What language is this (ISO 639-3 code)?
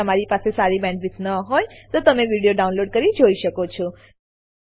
guj